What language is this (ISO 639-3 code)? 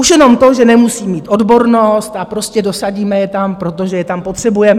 ces